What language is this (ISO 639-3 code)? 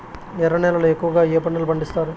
tel